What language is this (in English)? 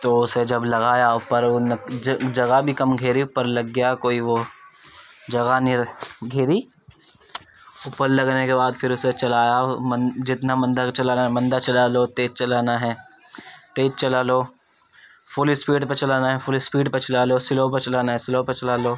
Urdu